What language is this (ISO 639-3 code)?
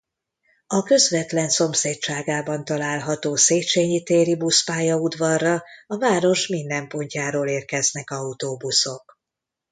hun